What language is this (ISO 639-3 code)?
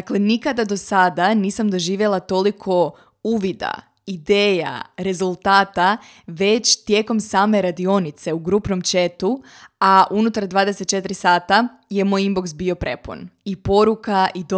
hrv